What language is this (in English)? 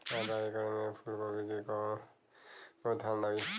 Bhojpuri